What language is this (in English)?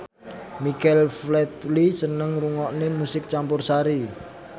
Javanese